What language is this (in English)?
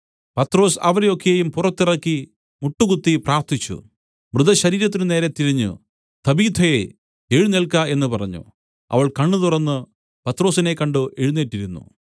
Malayalam